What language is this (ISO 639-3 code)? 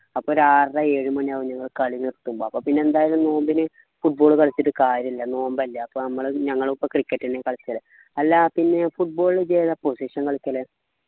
mal